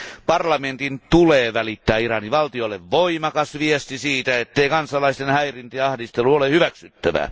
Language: Finnish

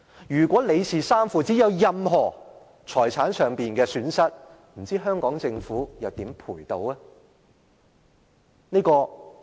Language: Cantonese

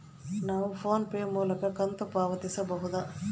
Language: Kannada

